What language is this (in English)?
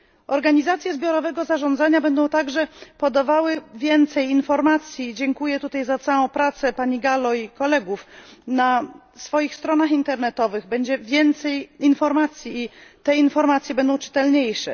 Polish